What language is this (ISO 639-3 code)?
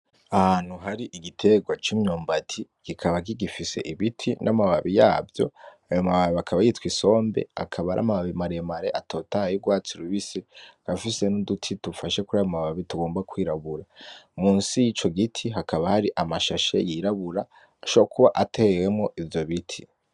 run